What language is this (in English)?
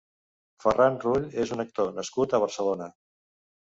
Catalan